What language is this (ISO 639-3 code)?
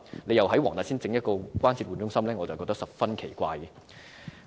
yue